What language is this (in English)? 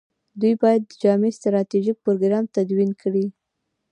Pashto